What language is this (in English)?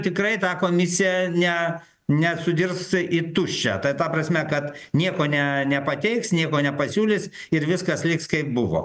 Lithuanian